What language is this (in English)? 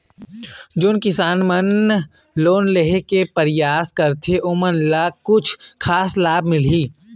Chhattisgarhi